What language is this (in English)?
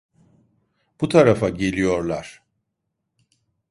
Turkish